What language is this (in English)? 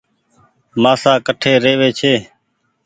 Goaria